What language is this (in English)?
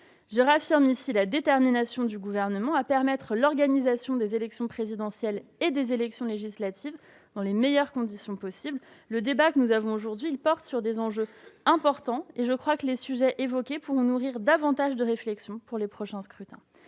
French